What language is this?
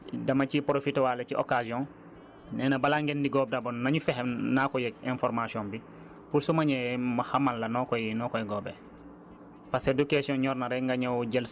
Wolof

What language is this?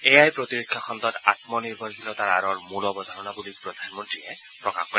Assamese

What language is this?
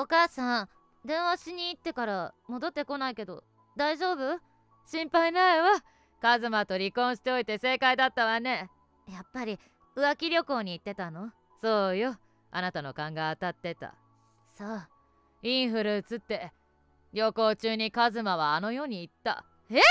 Japanese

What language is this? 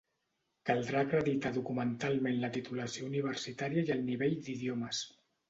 Catalan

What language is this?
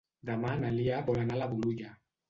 Catalan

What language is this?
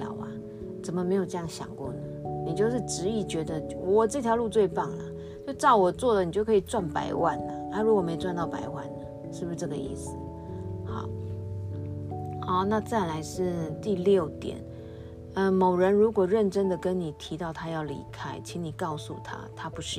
Chinese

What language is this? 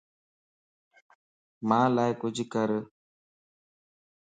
Lasi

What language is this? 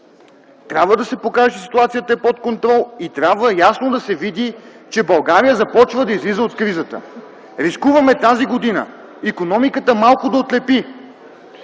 Bulgarian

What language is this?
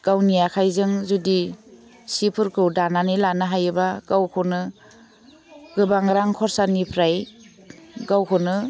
Bodo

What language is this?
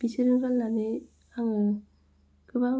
Bodo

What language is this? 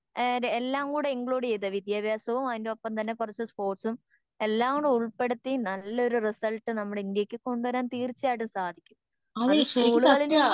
Malayalam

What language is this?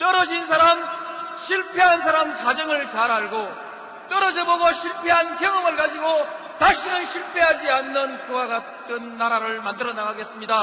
Korean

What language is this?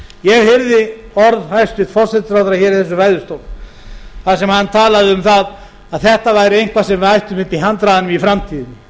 Icelandic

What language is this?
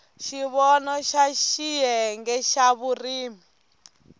Tsonga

